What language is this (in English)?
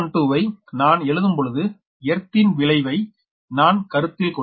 Tamil